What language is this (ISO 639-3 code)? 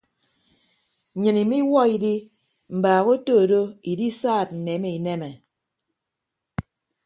ibb